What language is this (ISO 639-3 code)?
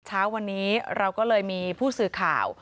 tha